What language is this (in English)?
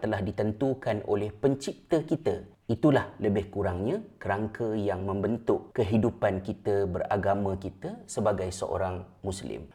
Malay